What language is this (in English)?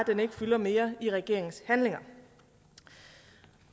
Danish